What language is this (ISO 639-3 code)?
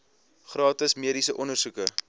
afr